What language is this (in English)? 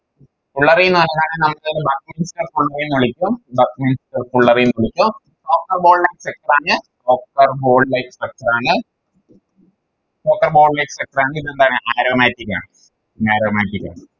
Malayalam